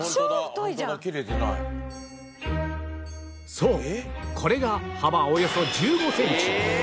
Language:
Japanese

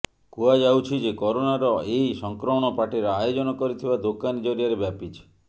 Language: Odia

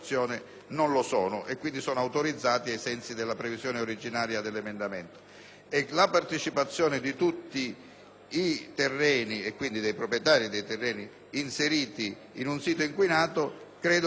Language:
Italian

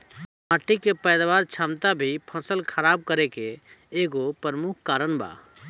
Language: Bhojpuri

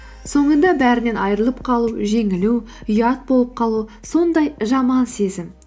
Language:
Kazakh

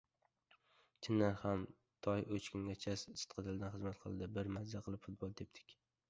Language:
Uzbek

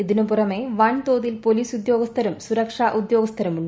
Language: Malayalam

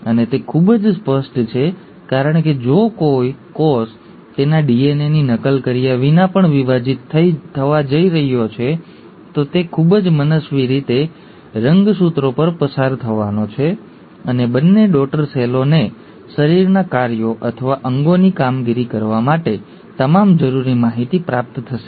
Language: Gujarati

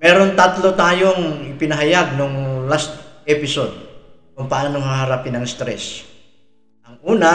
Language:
Filipino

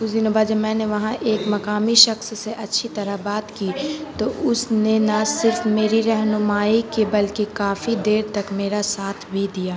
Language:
Urdu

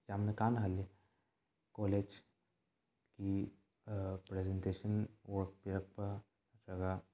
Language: Manipuri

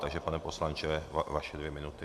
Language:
Czech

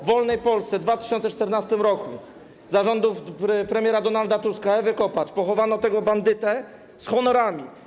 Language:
Polish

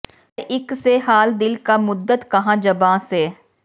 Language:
Punjabi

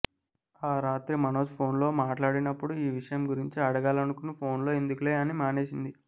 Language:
Telugu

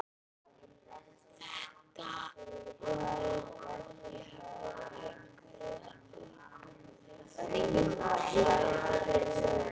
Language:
Icelandic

